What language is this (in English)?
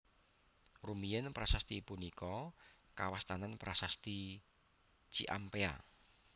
Javanese